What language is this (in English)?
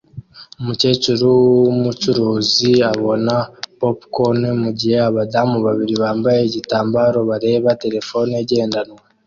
Kinyarwanda